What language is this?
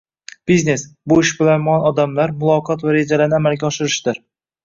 Uzbek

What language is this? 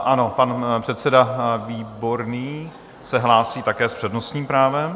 Czech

